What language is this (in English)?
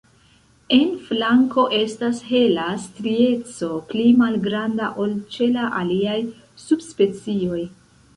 Esperanto